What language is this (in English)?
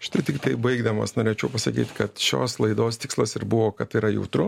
Lithuanian